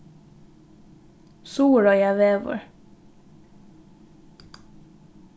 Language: Faroese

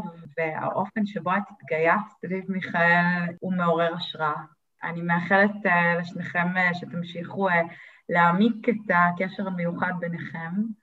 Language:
Hebrew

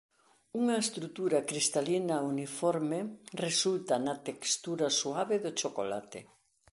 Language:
Galician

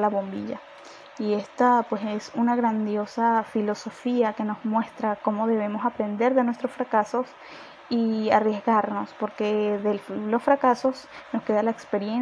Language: Spanish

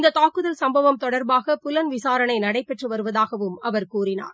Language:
Tamil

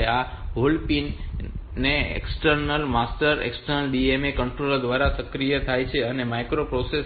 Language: Gujarati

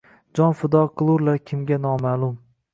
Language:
Uzbek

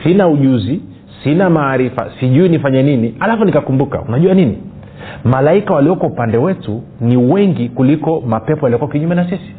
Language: Swahili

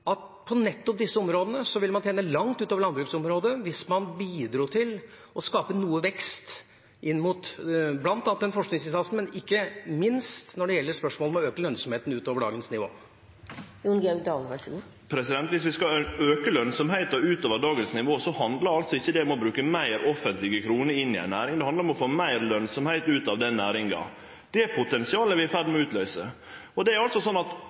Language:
Norwegian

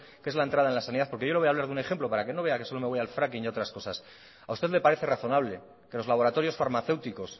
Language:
Spanish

